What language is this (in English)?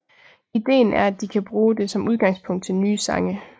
Danish